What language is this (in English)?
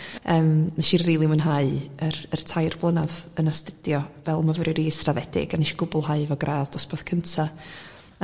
Welsh